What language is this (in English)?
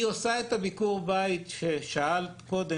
Hebrew